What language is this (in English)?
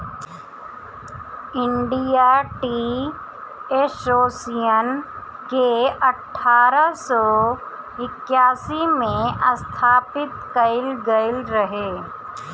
Bhojpuri